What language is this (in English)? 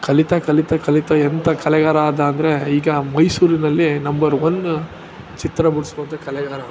Kannada